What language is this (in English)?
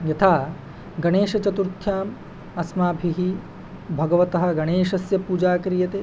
Sanskrit